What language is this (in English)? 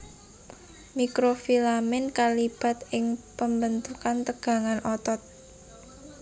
Javanese